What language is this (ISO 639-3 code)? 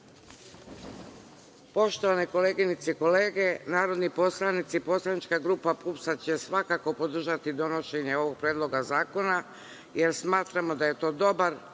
srp